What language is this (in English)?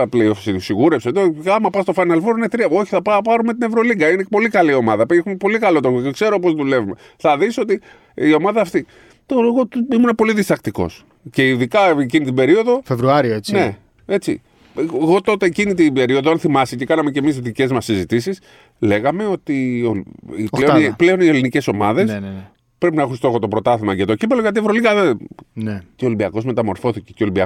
Greek